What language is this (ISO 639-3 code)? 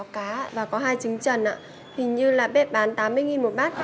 vie